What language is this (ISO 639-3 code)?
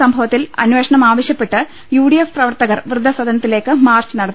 mal